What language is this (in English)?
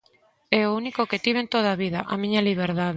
Galician